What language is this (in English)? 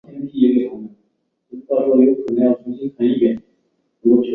Chinese